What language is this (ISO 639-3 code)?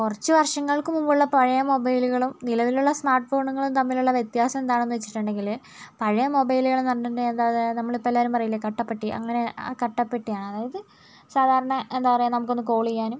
mal